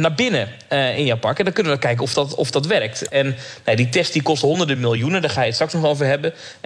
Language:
Dutch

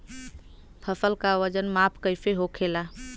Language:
Bhojpuri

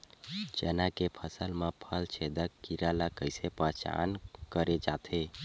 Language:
Chhattisgarhi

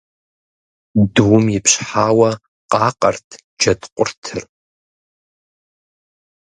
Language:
Kabardian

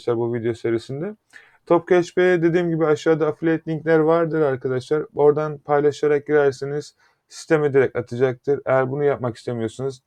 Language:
Turkish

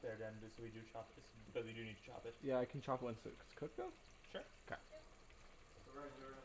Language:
English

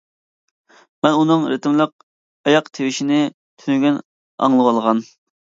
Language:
Uyghur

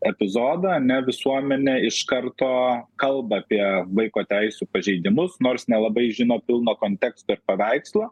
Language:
Lithuanian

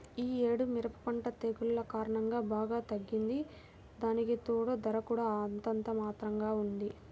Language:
Telugu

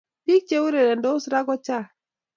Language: Kalenjin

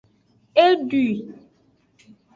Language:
Aja (Benin)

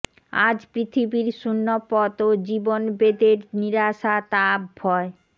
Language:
Bangla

